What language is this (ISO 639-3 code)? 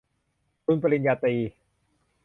tha